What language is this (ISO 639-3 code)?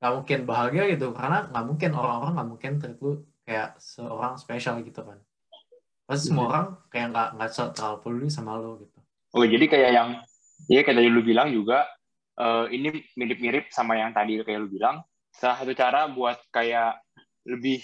ind